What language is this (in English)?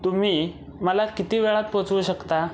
Marathi